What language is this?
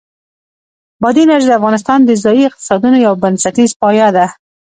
Pashto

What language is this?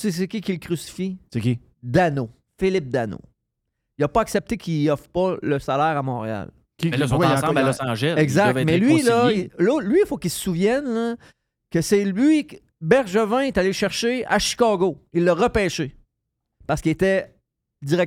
French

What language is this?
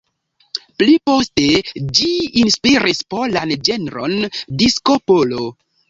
Esperanto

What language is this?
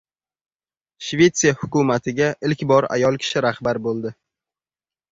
Uzbek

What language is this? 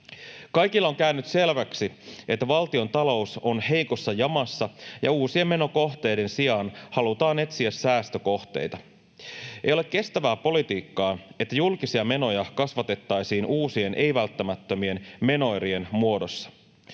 Finnish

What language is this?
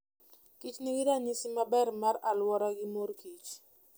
Luo (Kenya and Tanzania)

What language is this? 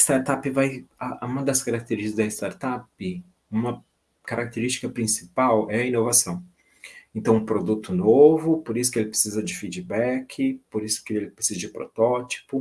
Portuguese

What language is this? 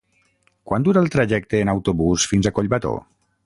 Catalan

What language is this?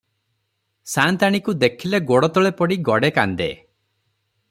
Odia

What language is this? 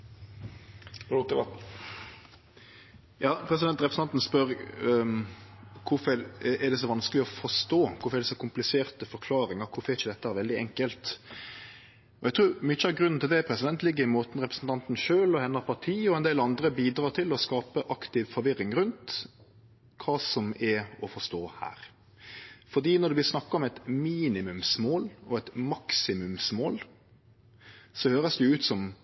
Norwegian Nynorsk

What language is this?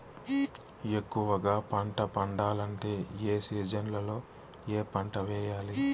Telugu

